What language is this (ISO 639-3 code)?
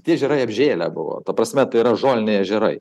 lit